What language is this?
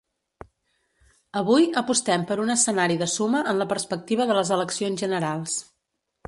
Catalan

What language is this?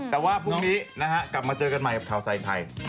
Thai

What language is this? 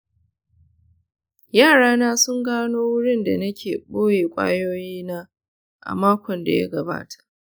Hausa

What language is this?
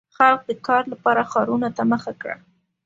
Pashto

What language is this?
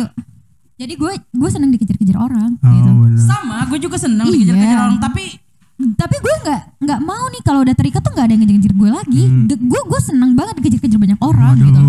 Indonesian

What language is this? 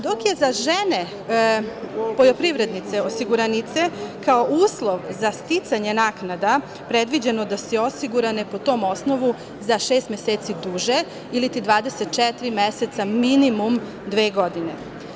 Serbian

